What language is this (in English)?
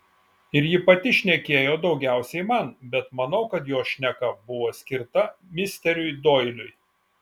Lithuanian